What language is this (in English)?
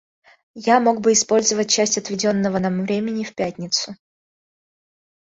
Russian